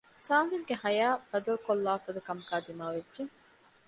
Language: Divehi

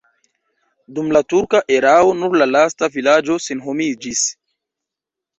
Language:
Esperanto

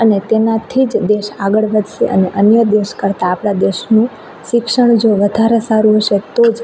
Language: Gujarati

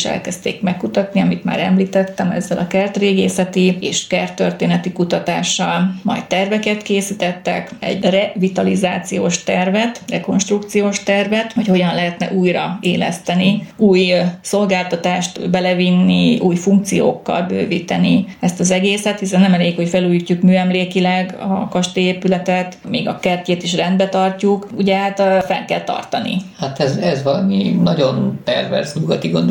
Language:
Hungarian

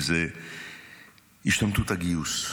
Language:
Hebrew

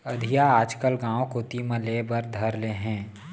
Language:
Chhattisgarhi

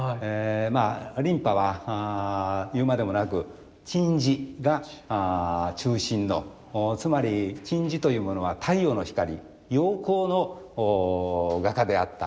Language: Japanese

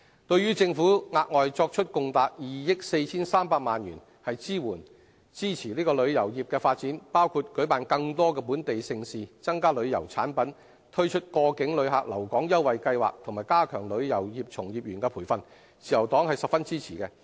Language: Cantonese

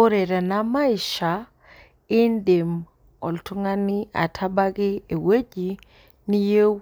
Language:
Masai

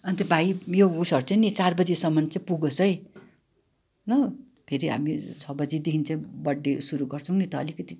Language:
Nepali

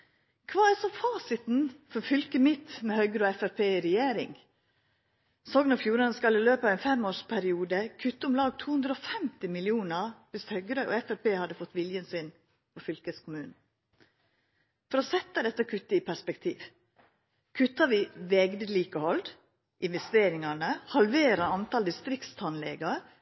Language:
Norwegian Nynorsk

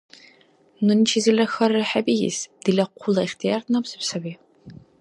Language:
Dargwa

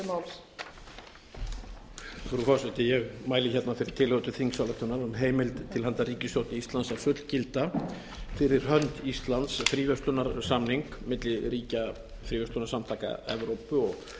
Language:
Icelandic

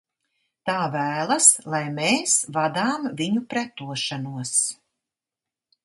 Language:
Latvian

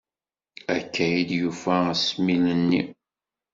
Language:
Kabyle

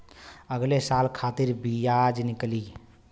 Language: Bhojpuri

